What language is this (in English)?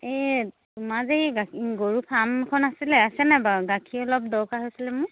Assamese